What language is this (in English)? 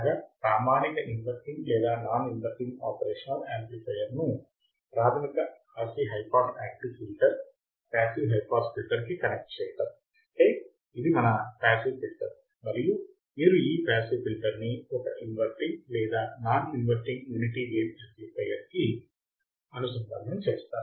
Telugu